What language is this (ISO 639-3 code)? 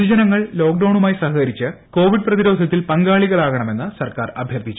mal